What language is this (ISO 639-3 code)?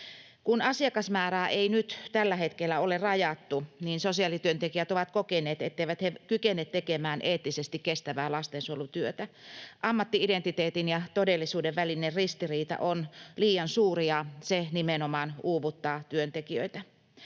fin